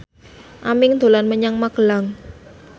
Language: Javanese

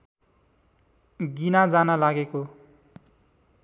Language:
Nepali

